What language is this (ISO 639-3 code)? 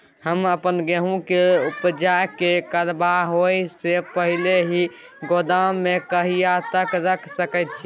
mai